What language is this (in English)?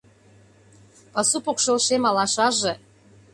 Mari